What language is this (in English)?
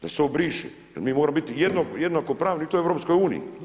Croatian